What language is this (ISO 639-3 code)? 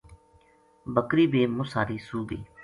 gju